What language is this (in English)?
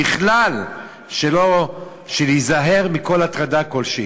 Hebrew